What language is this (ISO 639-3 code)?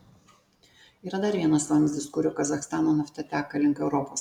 lit